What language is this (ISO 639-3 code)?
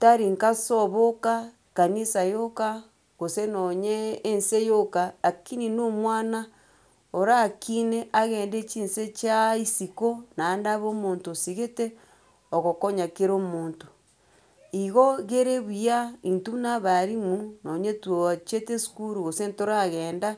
guz